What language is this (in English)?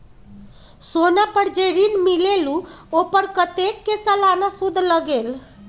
Magahi